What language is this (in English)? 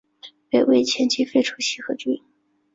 Chinese